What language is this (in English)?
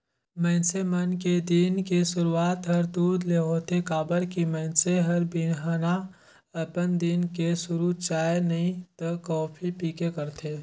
Chhattisgarhi